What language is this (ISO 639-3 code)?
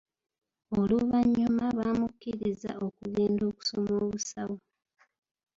lug